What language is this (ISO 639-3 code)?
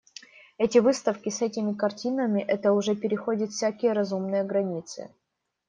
rus